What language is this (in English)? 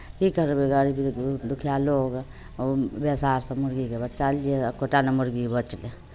Maithili